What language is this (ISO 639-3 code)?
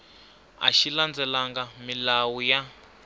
tso